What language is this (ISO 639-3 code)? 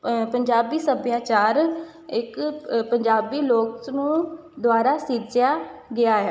pan